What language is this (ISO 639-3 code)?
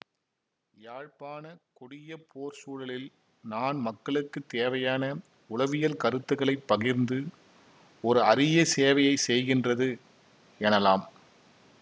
tam